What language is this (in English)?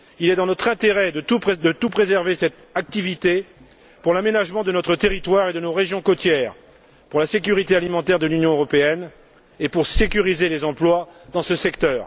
French